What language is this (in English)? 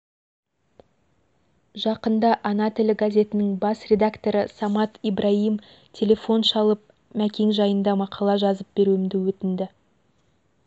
Kazakh